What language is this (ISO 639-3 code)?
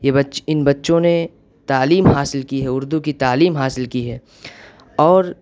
urd